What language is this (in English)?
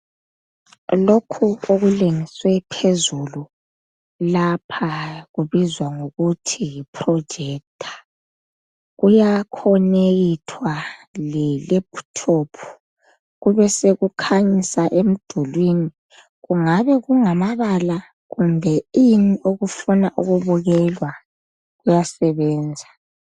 North Ndebele